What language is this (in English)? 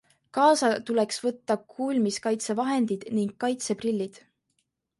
Estonian